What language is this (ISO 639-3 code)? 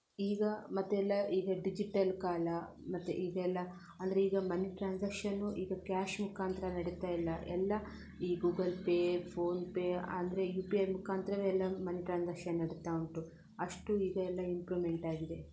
kan